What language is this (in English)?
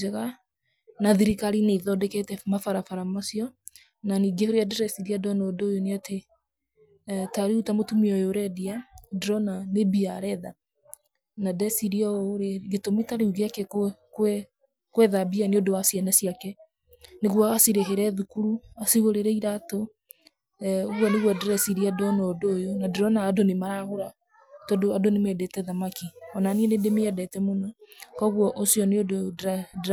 Kikuyu